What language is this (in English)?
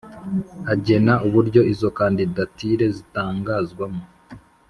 Kinyarwanda